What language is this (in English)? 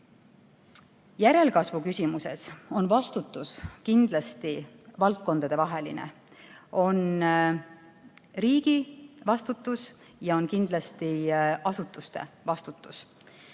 Estonian